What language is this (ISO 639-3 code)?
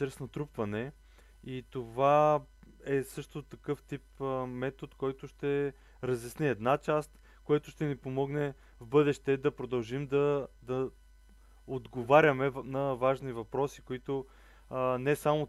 bul